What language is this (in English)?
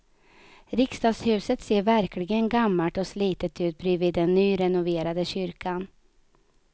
Swedish